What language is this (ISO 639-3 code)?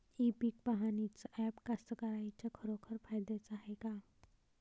mar